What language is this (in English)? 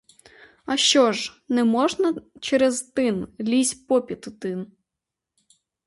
Ukrainian